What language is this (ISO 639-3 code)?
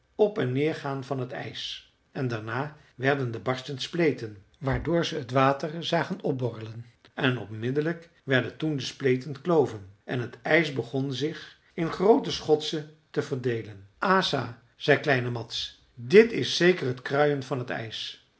nld